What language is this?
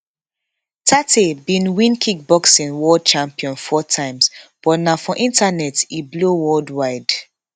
Nigerian Pidgin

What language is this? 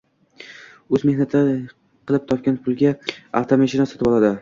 Uzbek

